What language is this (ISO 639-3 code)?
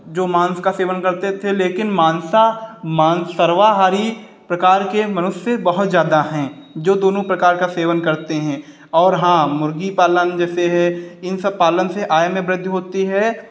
hin